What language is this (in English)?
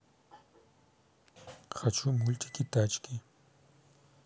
Russian